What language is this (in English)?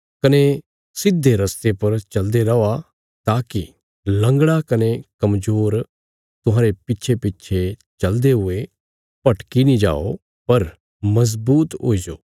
Bilaspuri